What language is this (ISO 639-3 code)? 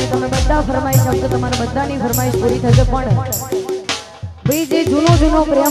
ara